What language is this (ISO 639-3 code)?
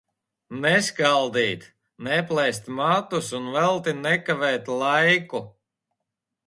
lav